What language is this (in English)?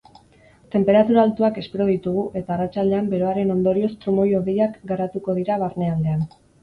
Basque